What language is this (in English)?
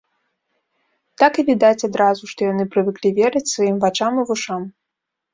Belarusian